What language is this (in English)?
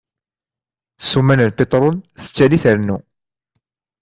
Kabyle